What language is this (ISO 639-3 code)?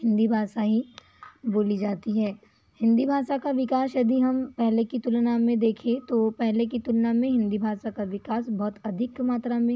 hin